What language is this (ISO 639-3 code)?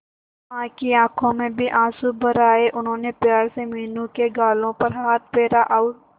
hin